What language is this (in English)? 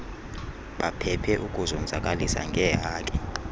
Xhosa